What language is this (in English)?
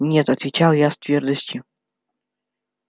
Russian